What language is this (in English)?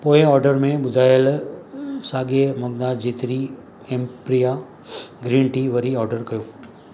Sindhi